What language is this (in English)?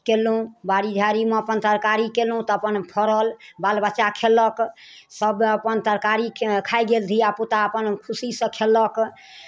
Maithili